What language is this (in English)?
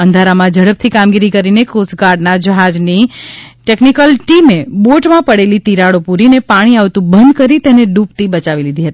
Gujarati